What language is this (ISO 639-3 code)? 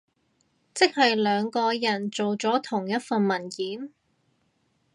yue